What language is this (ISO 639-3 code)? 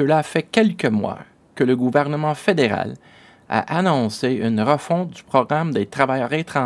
fra